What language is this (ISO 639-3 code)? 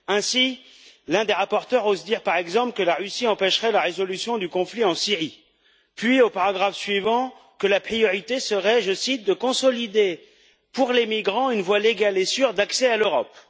fra